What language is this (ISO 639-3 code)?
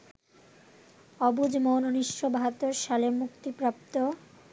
ben